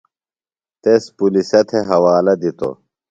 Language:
Phalura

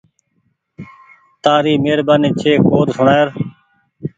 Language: Goaria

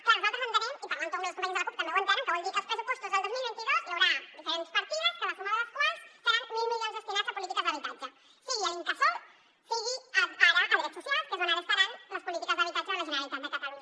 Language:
Catalan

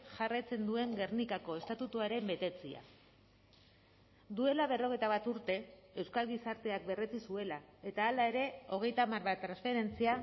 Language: Basque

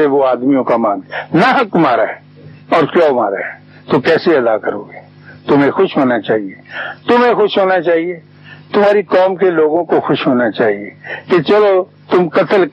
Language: Urdu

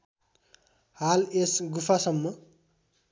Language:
Nepali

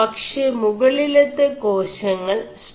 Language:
Malayalam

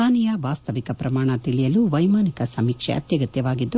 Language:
Kannada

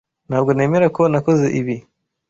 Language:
Kinyarwanda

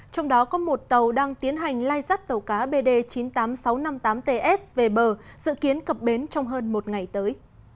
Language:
Vietnamese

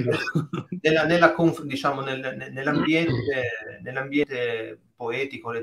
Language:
Italian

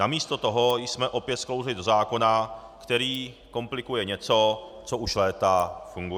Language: Czech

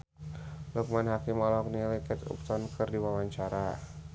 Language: Sundanese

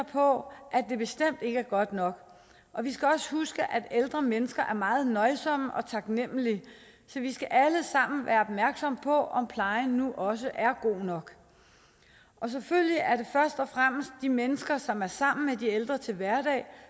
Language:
Danish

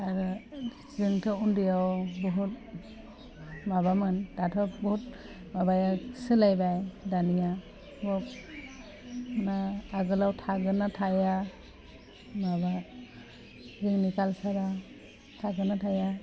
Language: Bodo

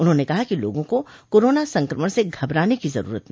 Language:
Hindi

